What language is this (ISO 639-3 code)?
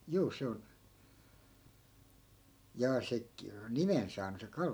fin